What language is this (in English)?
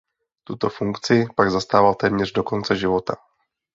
Czech